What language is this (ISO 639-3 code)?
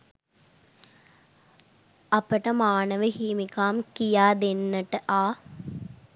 sin